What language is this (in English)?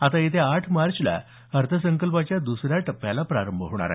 Marathi